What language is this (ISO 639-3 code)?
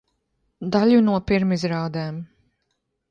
lav